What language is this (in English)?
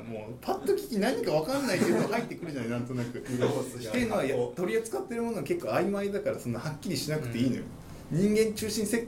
Japanese